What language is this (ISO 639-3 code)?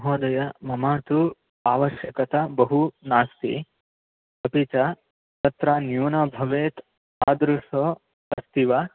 san